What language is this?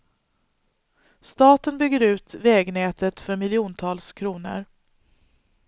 Swedish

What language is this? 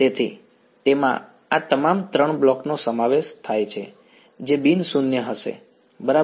Gujarati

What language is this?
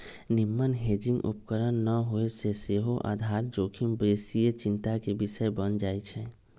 Magahi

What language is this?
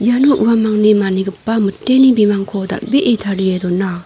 Garo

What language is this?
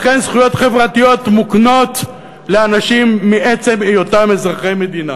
Hebrew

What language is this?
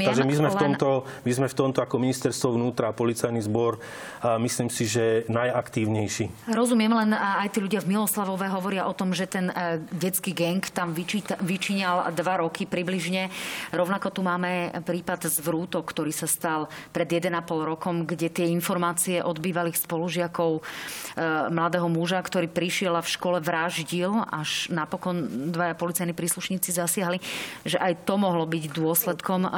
Slovak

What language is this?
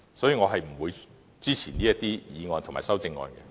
Cantonese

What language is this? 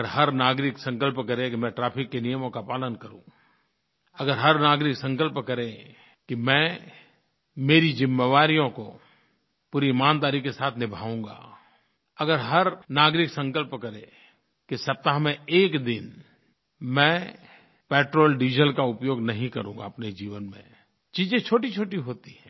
Hindi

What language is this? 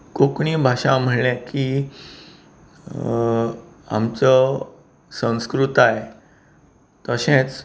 Konkani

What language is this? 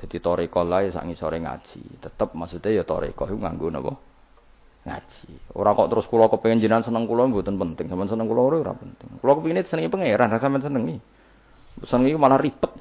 Indonesian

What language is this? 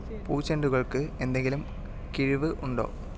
Malayalam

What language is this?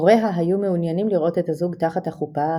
Hebrew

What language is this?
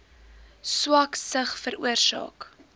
Afrikaans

